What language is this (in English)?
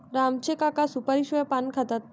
Marathi